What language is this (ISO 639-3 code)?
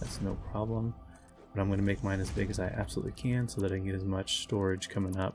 eng